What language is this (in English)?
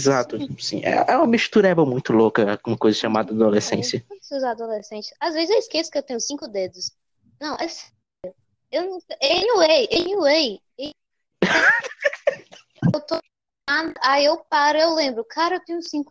Portuguese